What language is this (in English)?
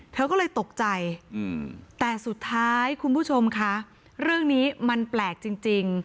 Thai